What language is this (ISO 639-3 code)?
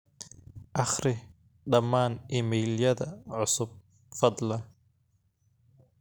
som